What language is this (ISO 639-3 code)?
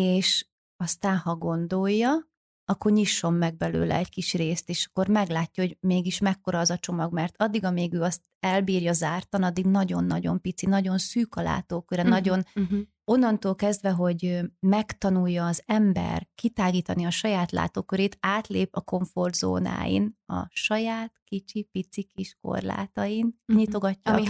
hun